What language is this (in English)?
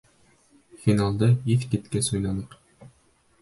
Bashkir